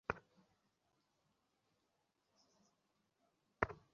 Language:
Bangla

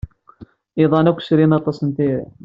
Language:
Kabyle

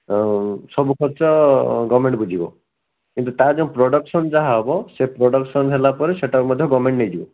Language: Odia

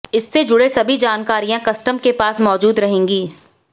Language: Hindi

